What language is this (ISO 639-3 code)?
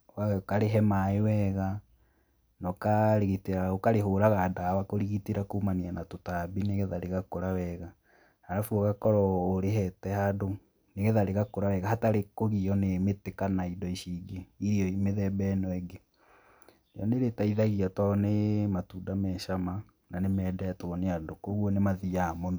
kik